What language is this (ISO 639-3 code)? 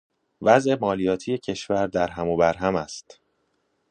fas